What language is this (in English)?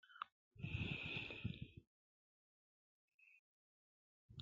Sidamo